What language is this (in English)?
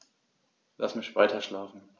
German